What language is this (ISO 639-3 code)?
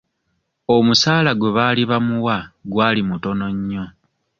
lug